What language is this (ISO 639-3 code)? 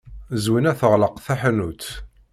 kab